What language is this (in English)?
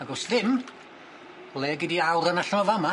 Welsh